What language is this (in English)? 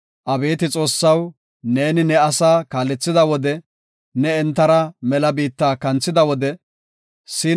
Gofa